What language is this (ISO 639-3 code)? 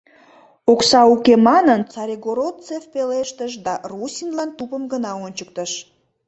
chm